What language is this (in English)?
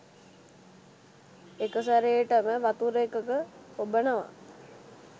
Sinhala